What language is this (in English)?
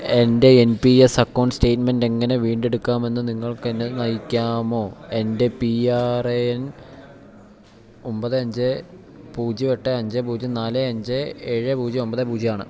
Malayalam